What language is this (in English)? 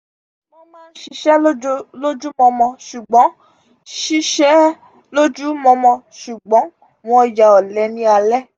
Yoruba